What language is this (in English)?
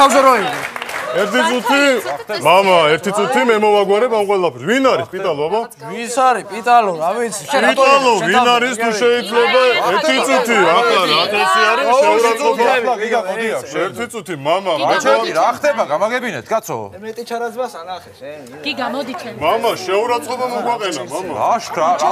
Turkish